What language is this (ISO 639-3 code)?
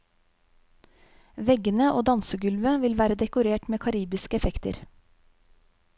nor